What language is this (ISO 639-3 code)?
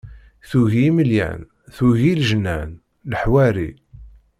kab